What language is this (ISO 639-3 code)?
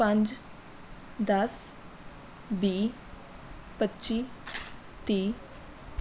pan